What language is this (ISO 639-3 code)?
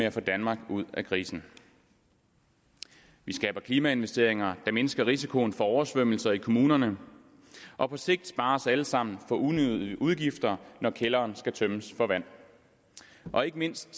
dan